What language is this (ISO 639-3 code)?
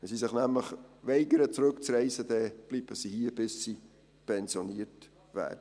gsw